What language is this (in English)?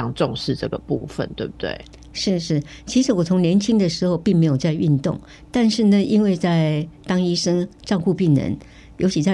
Chinese